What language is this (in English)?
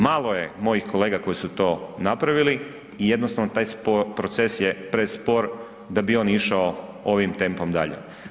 Croatian